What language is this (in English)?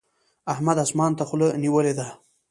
Pashto